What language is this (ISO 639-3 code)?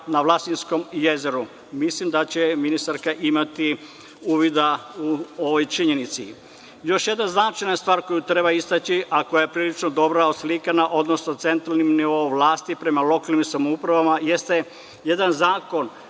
srp